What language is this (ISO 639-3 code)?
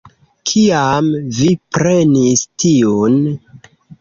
epo